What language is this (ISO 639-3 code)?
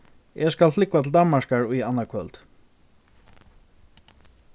fao